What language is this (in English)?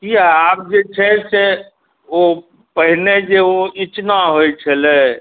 Maithili